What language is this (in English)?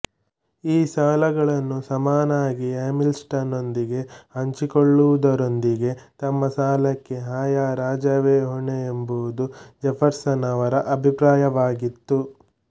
Kannada